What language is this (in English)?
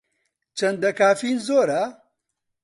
Central Kurdish